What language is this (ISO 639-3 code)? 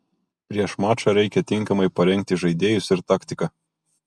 lit